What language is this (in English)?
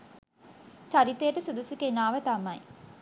Sinhala